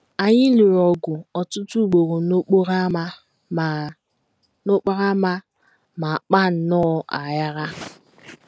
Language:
Igbo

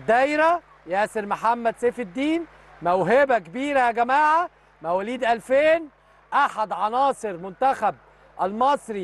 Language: Arabic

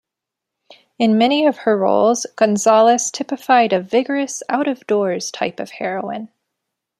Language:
English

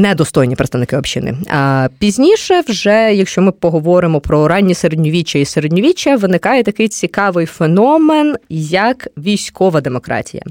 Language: Ukrainian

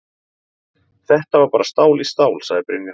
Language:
Icelandic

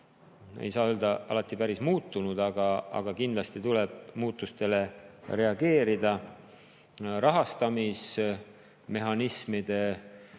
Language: Estonian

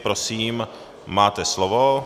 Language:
Czech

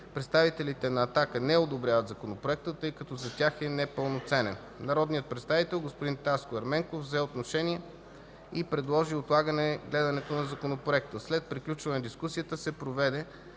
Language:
Bulgarian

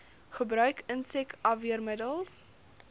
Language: Afrikaans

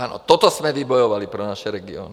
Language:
Czech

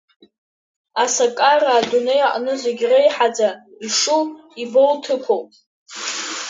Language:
Abkhazian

